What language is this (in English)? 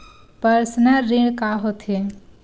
Chhattisgarhi